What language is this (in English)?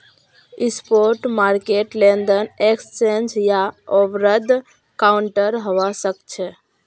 Magahi